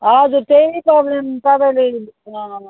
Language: Nepali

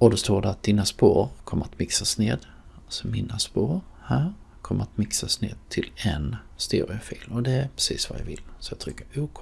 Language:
Swedish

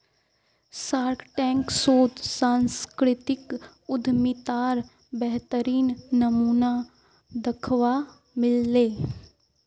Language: Magahi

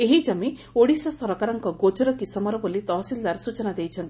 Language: Odia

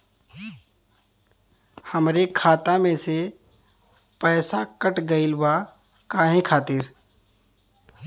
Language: Bhojpuri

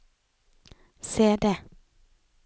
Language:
Norwegian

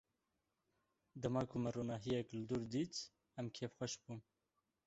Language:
Kurdish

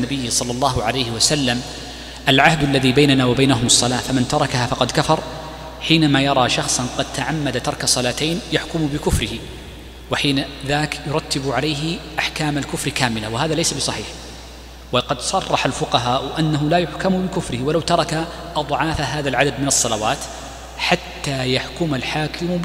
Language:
Arabic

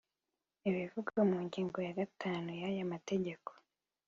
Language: Kinyarwanda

